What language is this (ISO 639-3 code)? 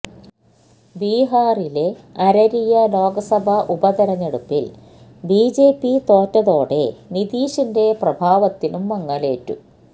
mal